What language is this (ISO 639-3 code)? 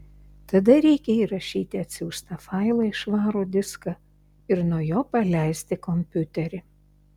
lit